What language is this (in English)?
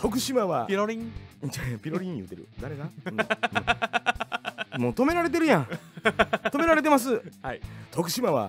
Japanese